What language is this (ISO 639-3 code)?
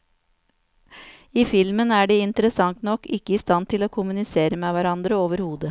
nor